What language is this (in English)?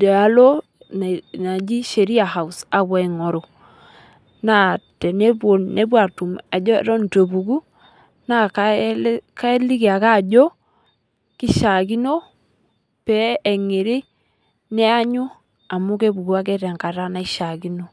Masai